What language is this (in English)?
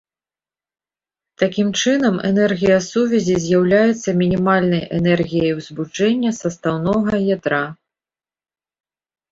Belarusian